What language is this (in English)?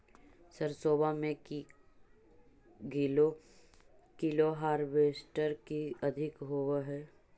Magahi